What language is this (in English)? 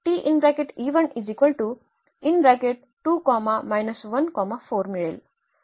Marathi